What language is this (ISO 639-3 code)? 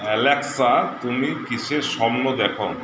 ben